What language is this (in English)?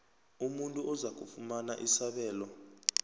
South Ndebele